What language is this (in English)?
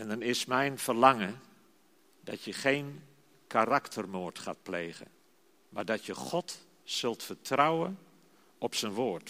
Dutch